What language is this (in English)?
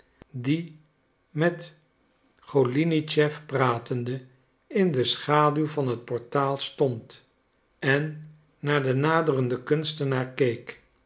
Dutch